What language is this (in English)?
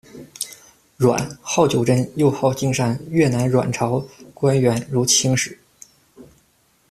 Chinese